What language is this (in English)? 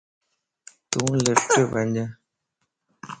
Lasi